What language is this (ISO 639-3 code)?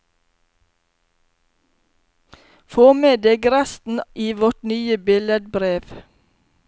nor